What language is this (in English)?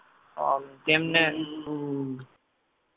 Gujarati